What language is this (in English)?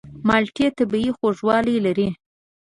Pashto